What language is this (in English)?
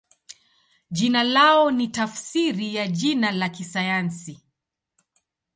Swahili